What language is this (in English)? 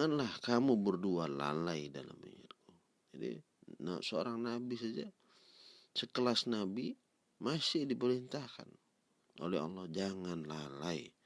Indonesian